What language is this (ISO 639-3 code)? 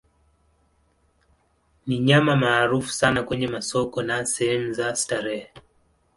swa